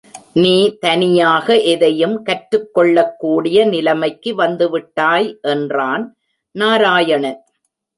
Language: Tamil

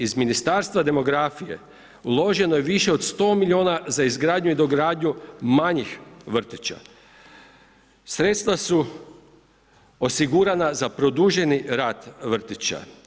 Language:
Croatian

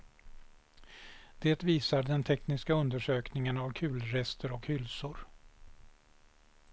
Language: Swedish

